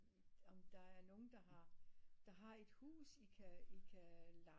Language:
Danish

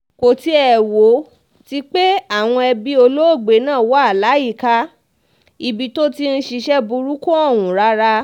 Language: Yoruba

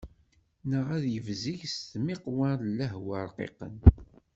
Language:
Kabyle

